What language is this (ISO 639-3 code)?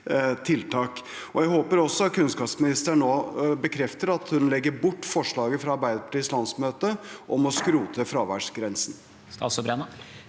nor